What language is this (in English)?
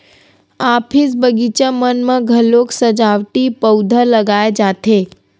Chhattisgarhi